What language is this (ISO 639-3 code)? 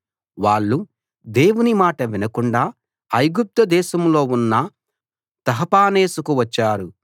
tel